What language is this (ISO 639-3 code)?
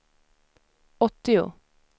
swe